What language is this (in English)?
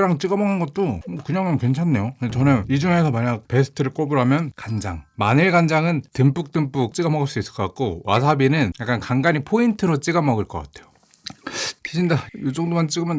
Korean